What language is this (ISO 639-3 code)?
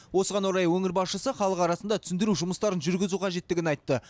kaz